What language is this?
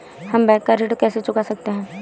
Hindi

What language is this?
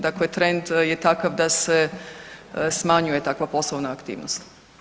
Croatian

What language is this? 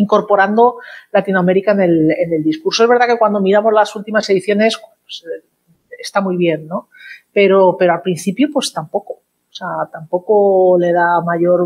Spanish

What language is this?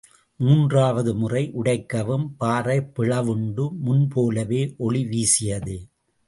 Tamil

